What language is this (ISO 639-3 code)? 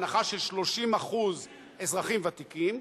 heb